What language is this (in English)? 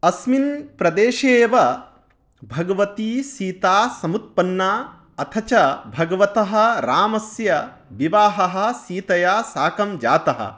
Sanskrit